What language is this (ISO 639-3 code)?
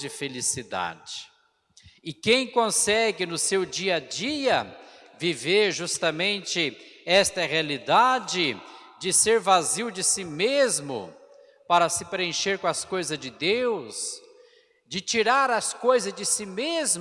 por